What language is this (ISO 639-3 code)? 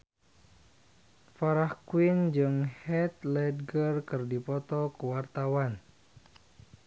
sun